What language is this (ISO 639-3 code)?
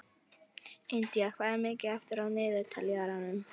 isl